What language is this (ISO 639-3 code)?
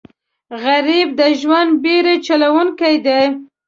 pus